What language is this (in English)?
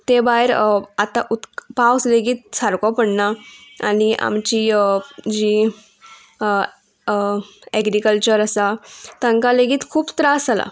Konkani